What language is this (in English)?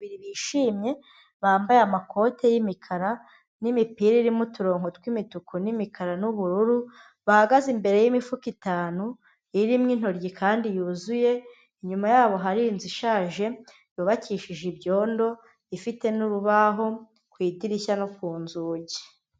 Kinyarwanda